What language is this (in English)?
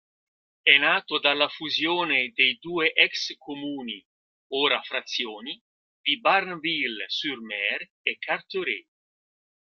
Italian